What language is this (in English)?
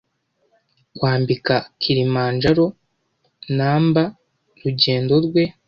Kinyarwanda